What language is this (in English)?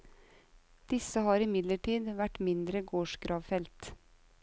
Norwegian